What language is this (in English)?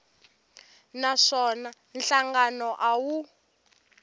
Tsonga